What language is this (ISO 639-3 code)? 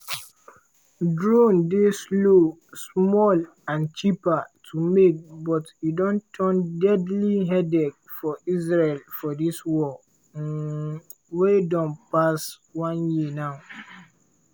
pcm